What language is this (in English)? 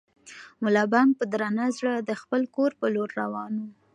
Pashto